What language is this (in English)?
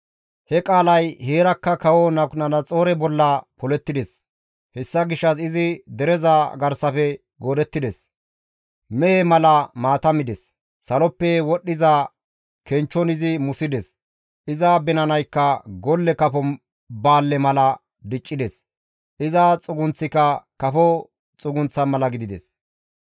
Gamo